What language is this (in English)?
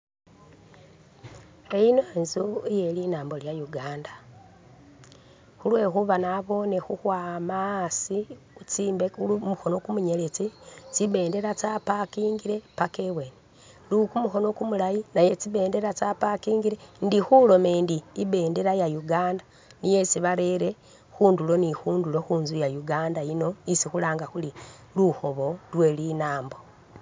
Masaaba